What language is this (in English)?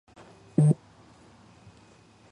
Georgian